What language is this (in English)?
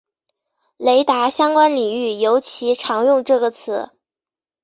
Chinese